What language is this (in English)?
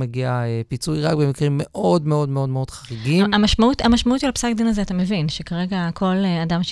Hebrew